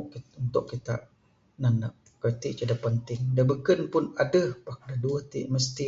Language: Bukar-Sadung Bidayuh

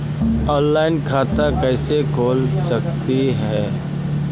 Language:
Magahi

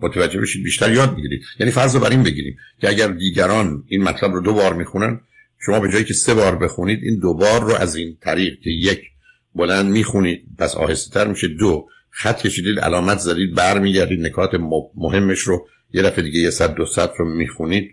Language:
Persian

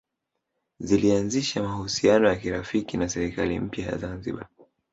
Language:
Swahili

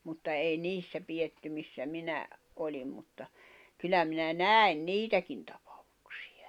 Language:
Finnish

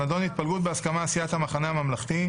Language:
Hebrew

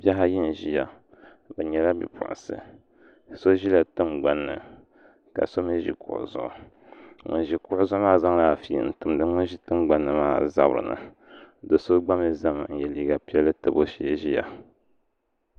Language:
Dagbani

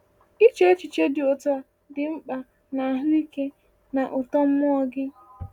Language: Igbo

